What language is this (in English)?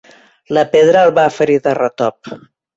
Catalan